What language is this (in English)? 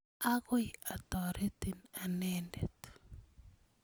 Kalenjin